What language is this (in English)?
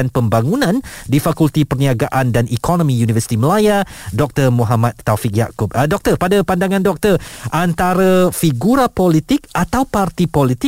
Malay